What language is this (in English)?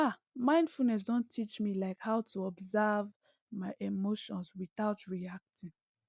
Nigerian Pidgin